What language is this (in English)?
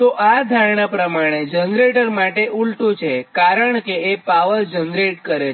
Gujarati